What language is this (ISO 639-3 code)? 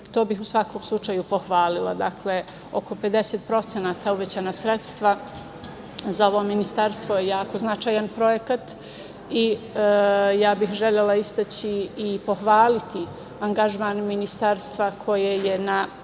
srp